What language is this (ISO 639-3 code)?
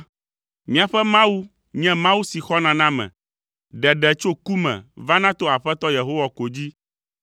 ewe